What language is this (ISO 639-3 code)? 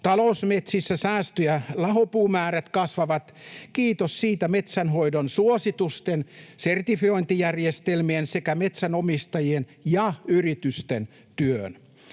fin